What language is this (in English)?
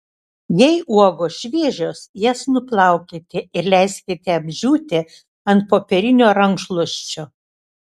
Lithuanian